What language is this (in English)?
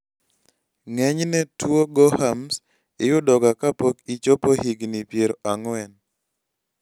Luo (Kenya and Tanzania)